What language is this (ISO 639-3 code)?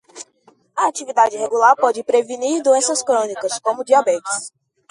por